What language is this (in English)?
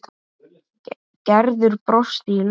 Icelandic